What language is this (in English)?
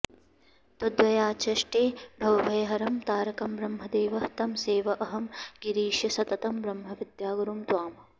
Sanskrit